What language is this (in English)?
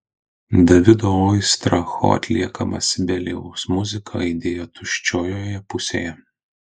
Lithuanian